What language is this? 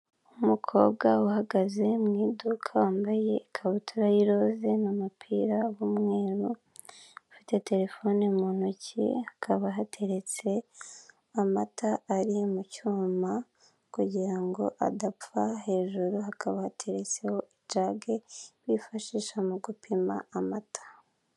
Kinyarwanda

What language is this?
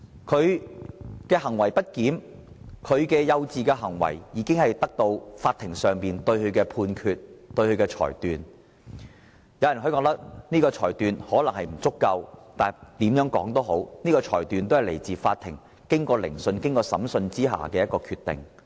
Cantonese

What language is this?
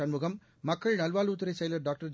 Tamil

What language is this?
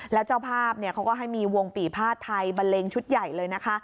Thai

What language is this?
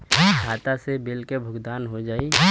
Bhojpuri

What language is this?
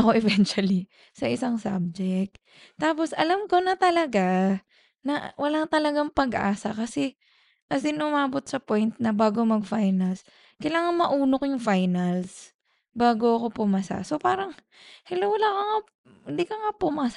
Filipino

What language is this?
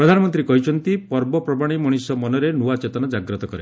Odia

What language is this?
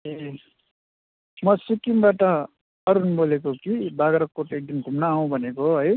Nepali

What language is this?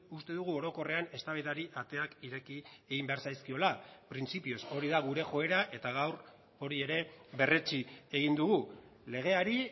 Basque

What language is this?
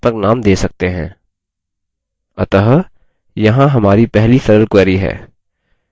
Hindi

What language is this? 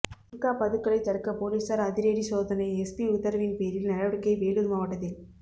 Tamil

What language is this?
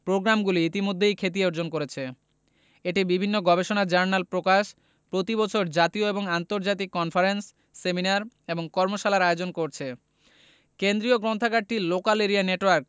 Bangla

